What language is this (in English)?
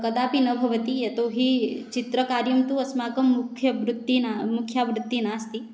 Sanskrit